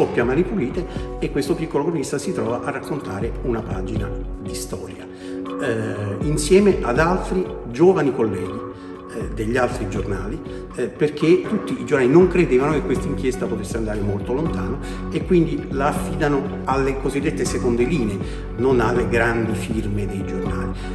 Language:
Italian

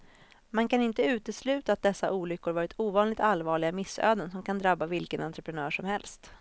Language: Swedish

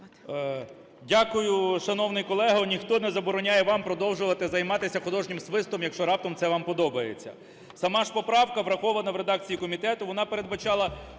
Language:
Ukrainian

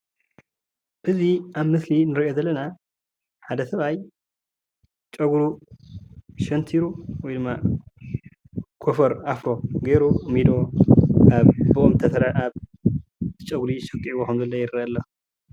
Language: Tigrinya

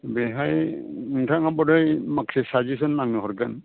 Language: Bodo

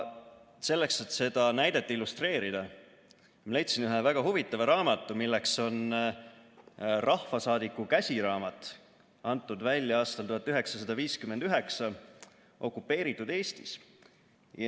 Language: Estonian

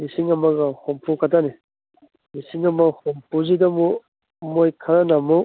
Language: Manipuri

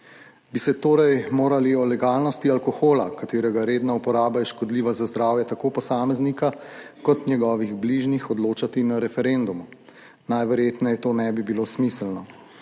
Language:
Slovenian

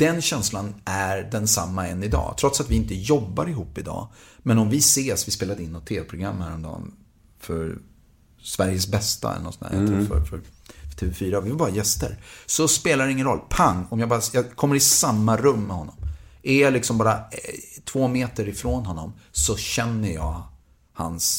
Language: Swedish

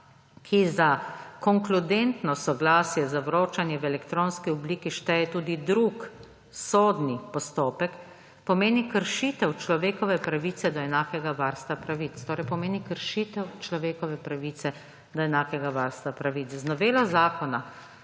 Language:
Slovenian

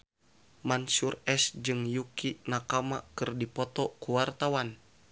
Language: Sundanese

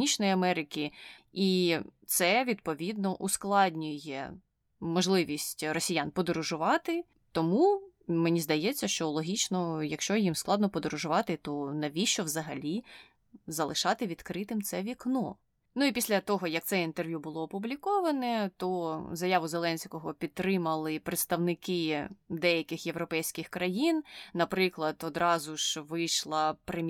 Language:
Ukrainian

